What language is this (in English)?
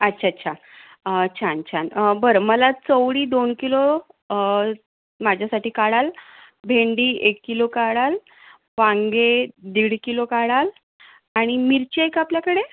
Marathi